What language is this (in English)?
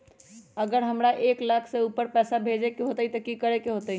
Magahi